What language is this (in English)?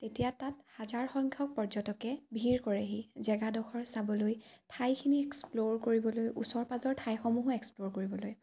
Assamese